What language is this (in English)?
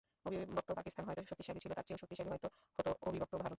Bangla